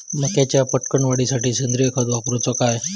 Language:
Marathi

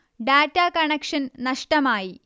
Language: Malayalam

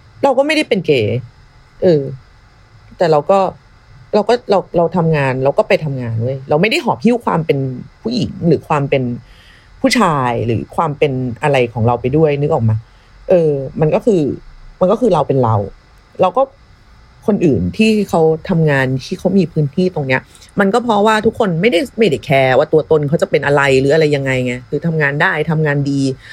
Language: Thai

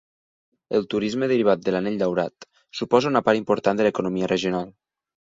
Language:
Catalan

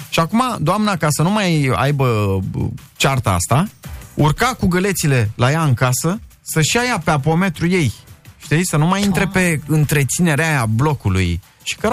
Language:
Romanian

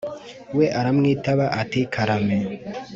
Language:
Kinyarwanda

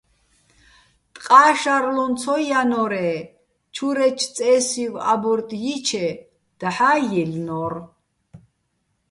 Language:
Bats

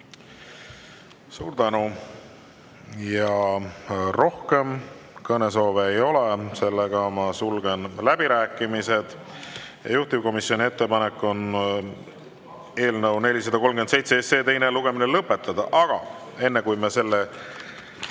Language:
Estonian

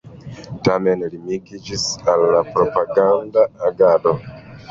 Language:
Esperanto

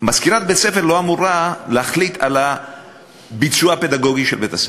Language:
Hebrew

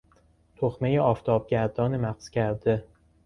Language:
Persian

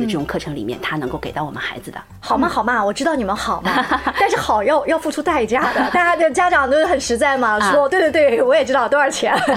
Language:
Chinese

